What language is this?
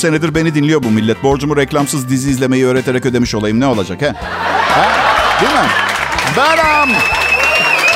Turkish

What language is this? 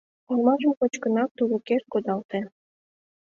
Mari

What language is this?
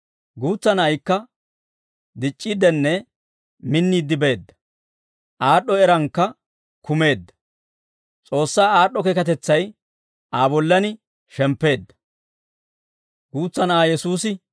Dawro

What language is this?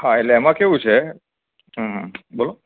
Gujarati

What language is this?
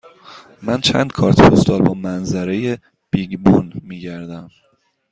Persian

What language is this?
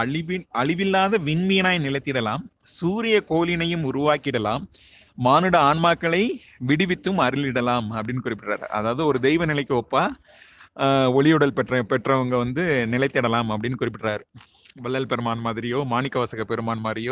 Tamil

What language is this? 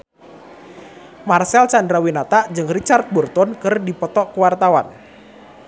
Sundanese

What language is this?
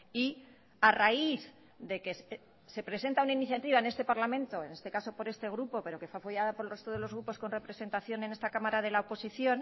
Spanish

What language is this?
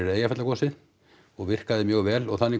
Icelandic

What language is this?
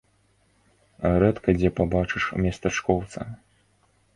Belarusian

